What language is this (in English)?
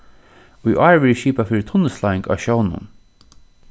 Faroese